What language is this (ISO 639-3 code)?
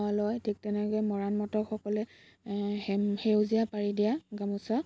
asm